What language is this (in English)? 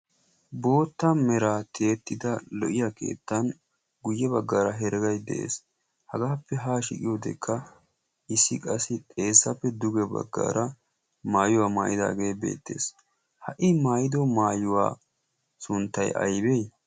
Wolaytta